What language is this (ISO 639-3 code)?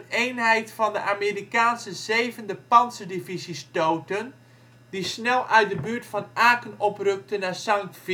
nld